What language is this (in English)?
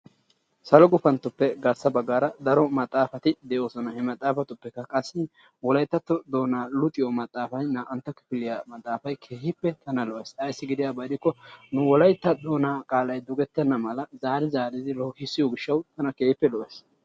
Wolaytta